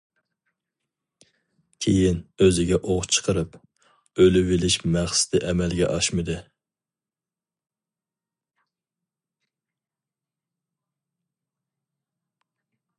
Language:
Uyghur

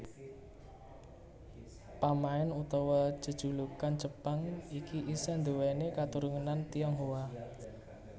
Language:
Javanese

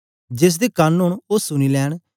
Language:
Dogri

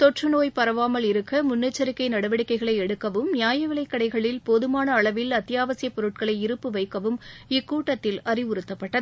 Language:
Tamil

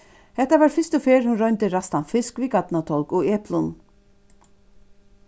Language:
Faroese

